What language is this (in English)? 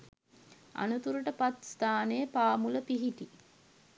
Sinhala